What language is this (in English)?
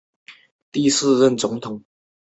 Chinese